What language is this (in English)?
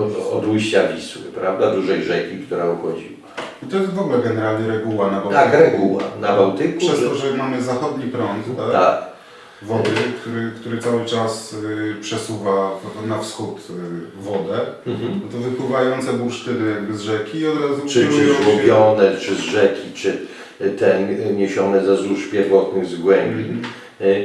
Polish